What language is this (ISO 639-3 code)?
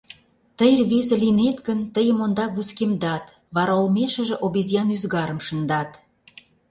chm